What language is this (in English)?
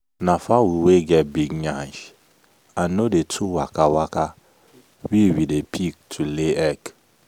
Nigerian Pidgin